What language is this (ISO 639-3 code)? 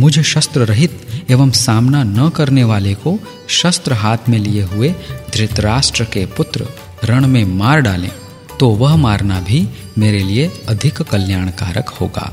hin